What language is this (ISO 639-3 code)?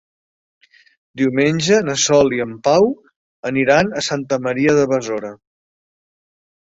cat